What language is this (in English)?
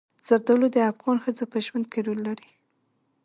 Pashto